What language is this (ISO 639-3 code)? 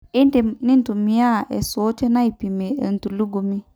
mas